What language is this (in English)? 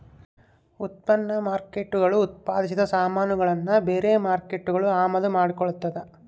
Kannada